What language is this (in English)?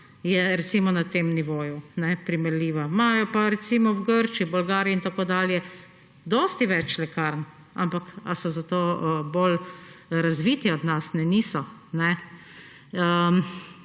Slovenian